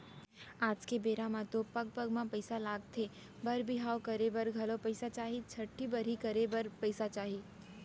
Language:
Chhattisgarhi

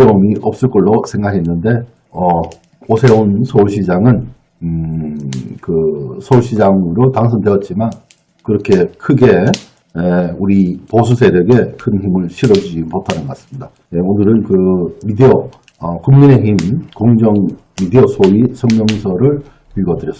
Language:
Korean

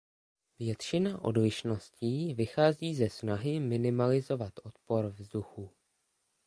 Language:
Czech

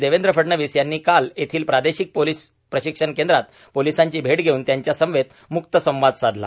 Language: Marathi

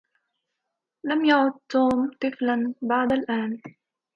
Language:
Arabic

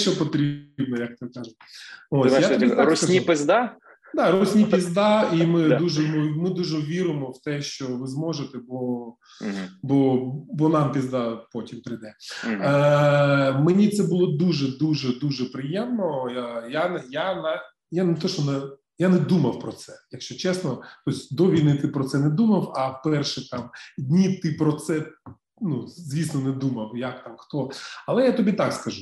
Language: Ukrainian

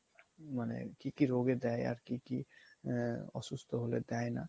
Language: Bangla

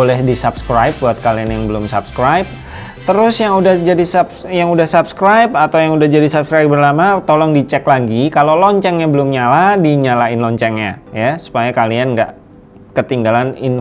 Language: Indonesian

